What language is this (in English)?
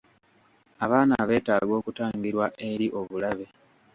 Ganda